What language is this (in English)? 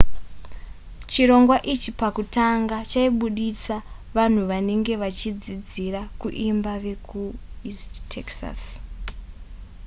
Shona